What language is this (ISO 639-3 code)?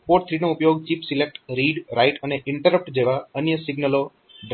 guj